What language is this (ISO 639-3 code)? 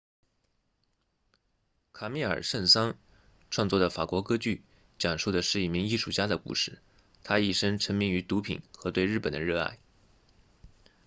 zho